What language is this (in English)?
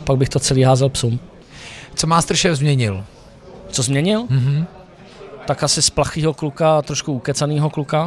Czech